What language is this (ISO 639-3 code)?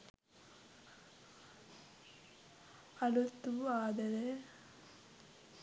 sin